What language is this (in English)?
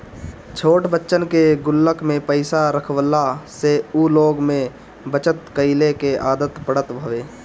Bhojpuri